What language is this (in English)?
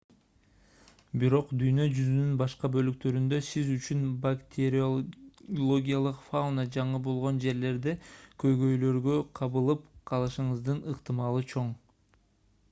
Kyrgyz